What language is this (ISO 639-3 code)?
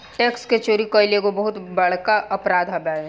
bho